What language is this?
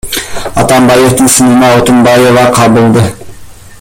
Kyrgyz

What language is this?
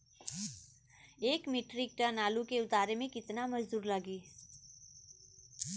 Bhojpuri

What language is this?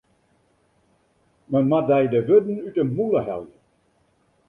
Western Frisian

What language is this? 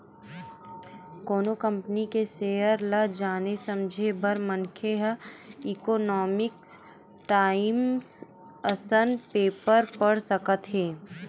Chhattisgarhi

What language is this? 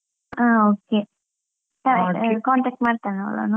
Kannada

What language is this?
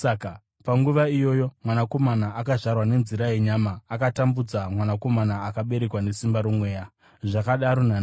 Shona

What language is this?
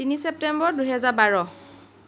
Assamese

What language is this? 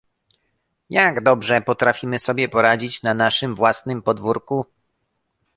Polish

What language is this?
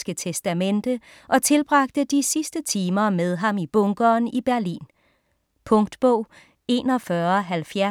Danish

